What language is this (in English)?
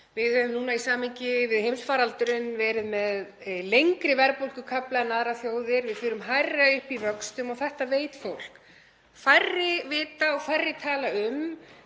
Icelandic